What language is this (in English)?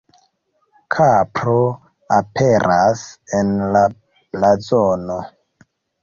Esperanto